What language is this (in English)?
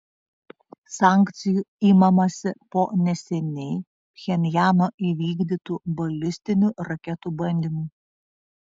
Lithuanian